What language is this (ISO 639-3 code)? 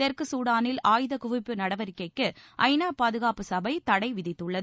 tam